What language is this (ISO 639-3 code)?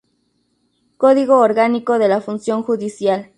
spa